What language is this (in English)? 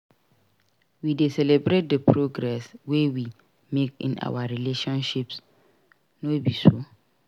Nigerian Pidgin